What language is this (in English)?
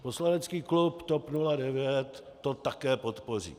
Czech